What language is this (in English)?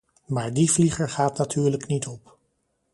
Dutch